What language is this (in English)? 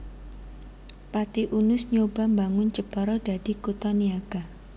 Javanese